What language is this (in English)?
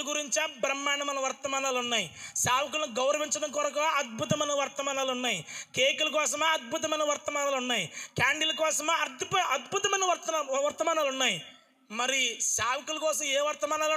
Indonesian